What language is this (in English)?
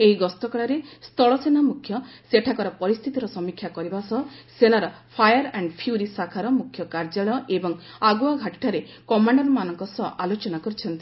Odia